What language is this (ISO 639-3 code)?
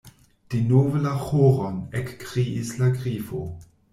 epo